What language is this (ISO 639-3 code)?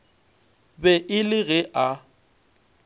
nso